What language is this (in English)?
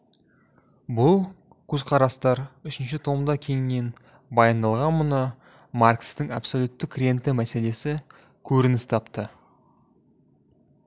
Kazakh